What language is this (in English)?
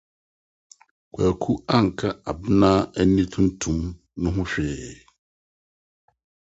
Akan